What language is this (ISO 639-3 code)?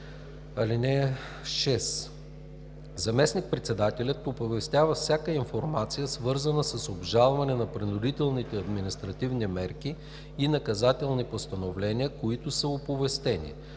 bul